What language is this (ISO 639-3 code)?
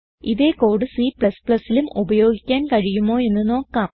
mal